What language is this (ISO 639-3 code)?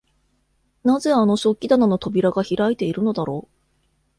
jpn